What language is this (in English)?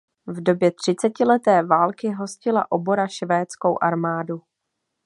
Czech